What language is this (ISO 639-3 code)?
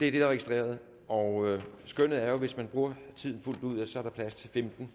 dan